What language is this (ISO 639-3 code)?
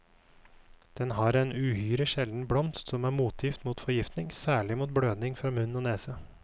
nor